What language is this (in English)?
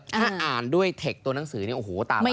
Thai